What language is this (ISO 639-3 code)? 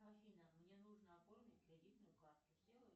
rus